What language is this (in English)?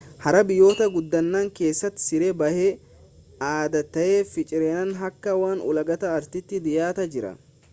Oromo